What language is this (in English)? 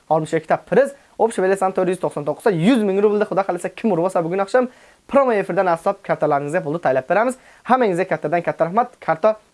Turkish